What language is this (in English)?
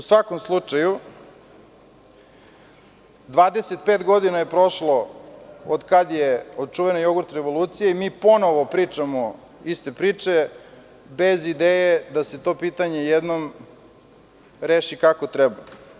Serbian